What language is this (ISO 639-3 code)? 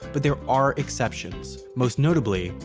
eng